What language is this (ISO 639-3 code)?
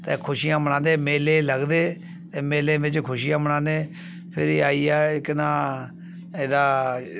doi